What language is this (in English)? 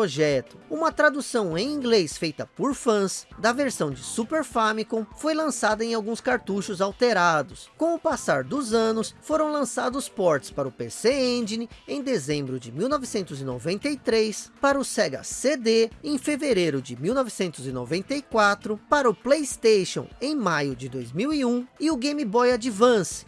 Portuguese